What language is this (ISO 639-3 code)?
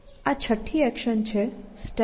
guj